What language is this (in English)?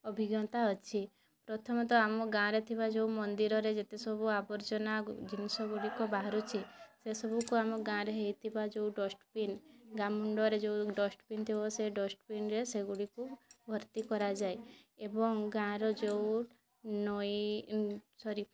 Odia